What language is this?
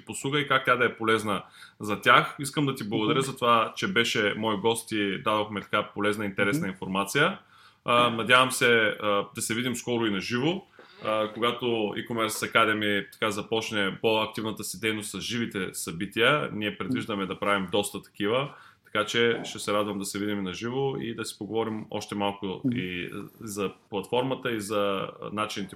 Bulgarian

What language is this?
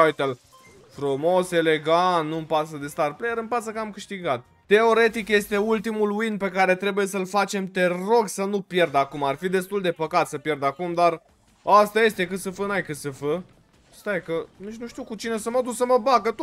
Romanian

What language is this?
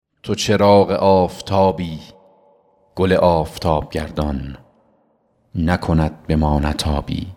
Persian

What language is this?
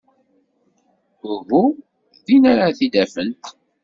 Kabyle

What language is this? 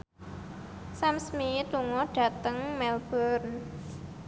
Javanese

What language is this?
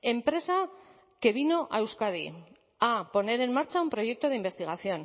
Spanish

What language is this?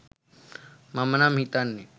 Sinhala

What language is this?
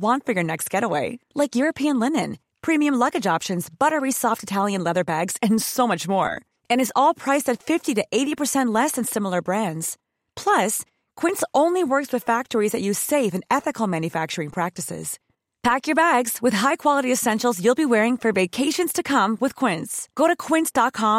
Filipino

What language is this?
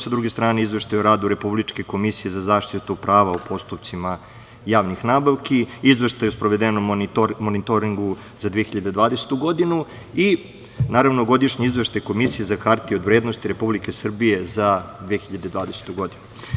Serbian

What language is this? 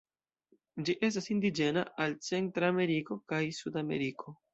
Esperanto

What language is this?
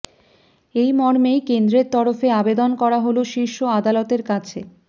Bangla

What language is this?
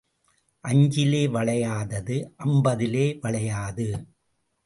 Tamil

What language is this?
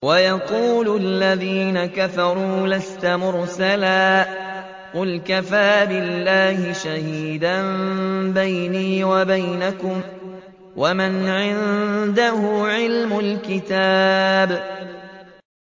Arabic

